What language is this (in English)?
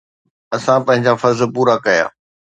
Sindhi